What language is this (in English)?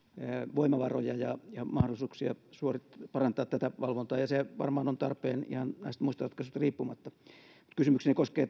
Finnish